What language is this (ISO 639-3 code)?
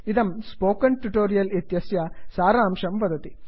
san